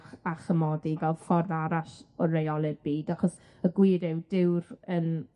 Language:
Welsh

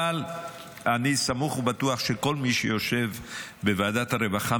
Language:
Hebrew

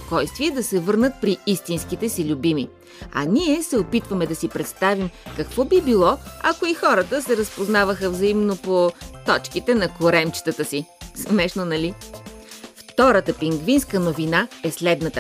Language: Bulgarian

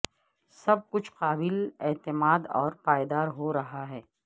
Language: Urdu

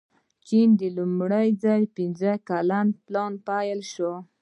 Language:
Pashto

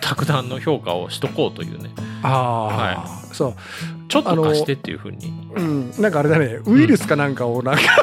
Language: Japanese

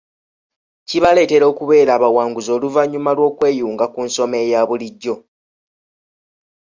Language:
Ganda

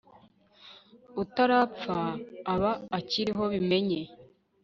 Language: Kinyarwanda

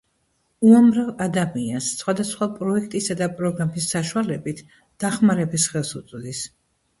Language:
Georgian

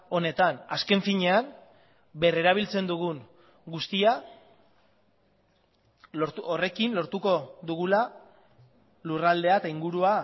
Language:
Basque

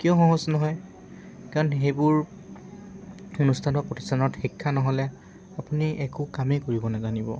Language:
Assamese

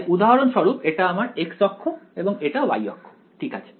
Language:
Bangla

